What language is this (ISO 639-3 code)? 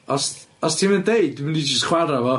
cym